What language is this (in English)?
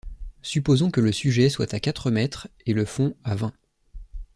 French